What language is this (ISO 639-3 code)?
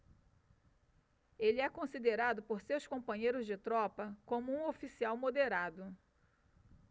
por